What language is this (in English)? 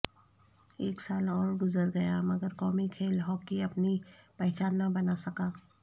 Urdu